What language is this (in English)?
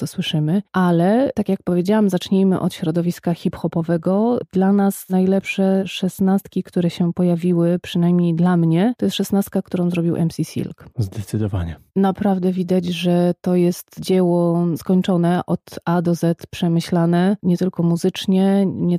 Polish